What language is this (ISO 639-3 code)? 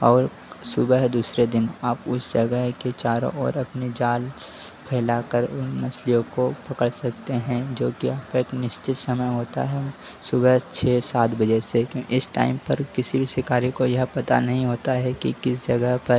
hin